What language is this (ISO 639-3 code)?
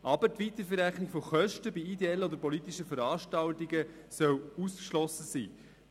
gsw